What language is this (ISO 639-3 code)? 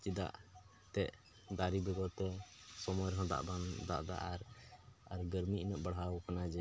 sat